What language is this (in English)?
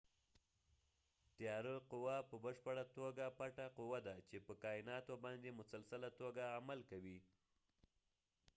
Pashto